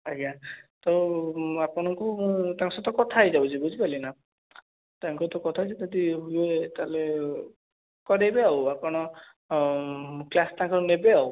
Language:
Odia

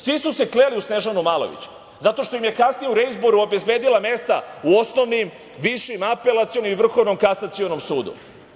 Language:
Serbian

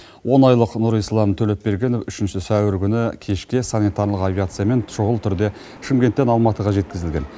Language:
Kazakh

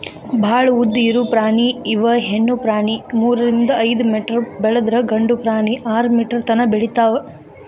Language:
Kannada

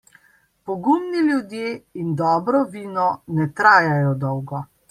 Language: Slovenian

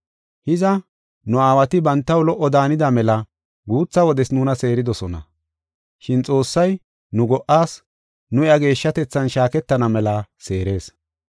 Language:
Gofa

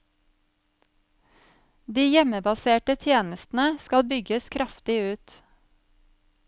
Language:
Norwegian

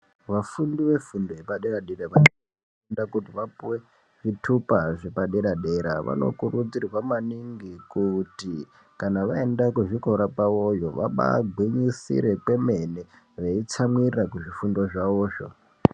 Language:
Ndau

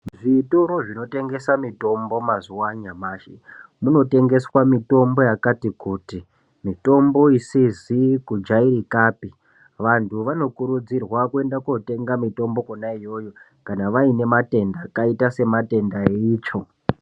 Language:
Ndau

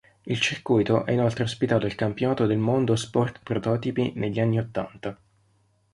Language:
Italian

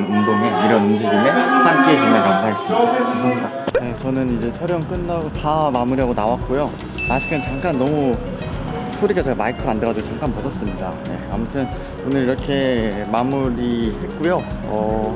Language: Korean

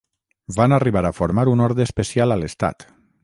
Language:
Catalan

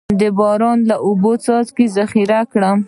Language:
Pashto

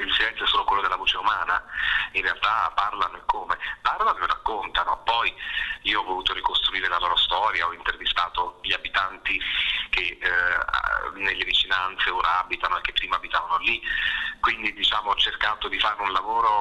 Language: Italian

